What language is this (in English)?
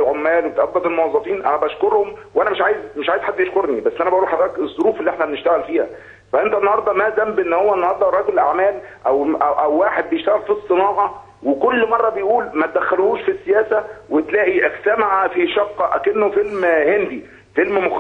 Arabic